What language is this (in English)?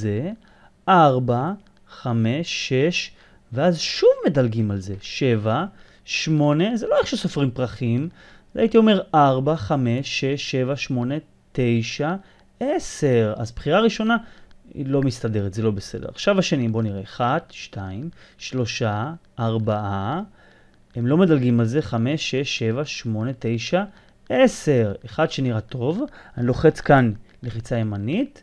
Hebrew